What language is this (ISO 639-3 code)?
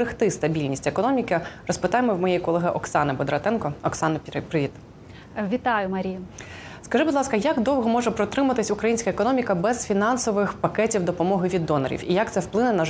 ukr